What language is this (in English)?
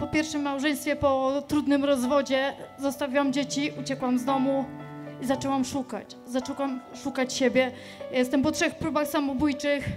Polish